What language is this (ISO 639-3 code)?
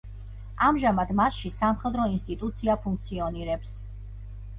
kat